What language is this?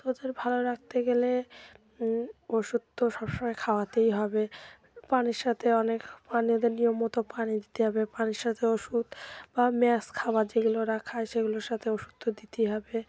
Bangla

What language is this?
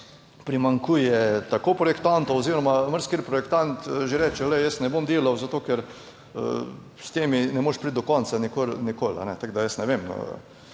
Slovenian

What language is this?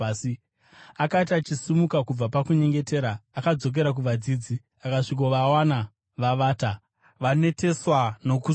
Shona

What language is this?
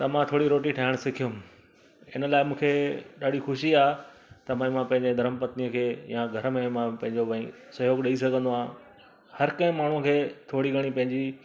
Sindhi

